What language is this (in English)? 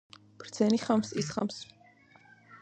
Georgian